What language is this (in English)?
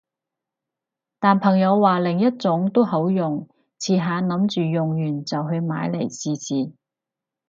Cantonese